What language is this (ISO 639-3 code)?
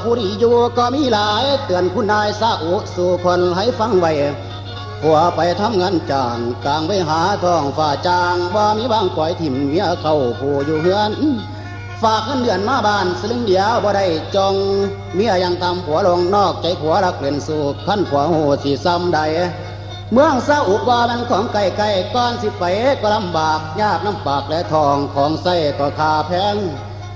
tha